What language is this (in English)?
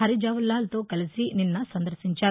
Telugu